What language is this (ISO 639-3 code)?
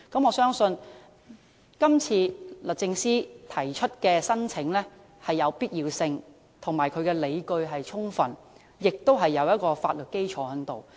yue